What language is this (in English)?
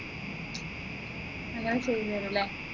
Malayalam